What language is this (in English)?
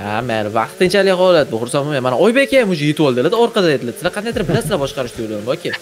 Turkish